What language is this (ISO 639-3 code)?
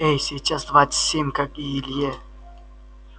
rus